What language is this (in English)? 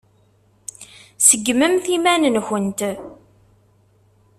Kabyle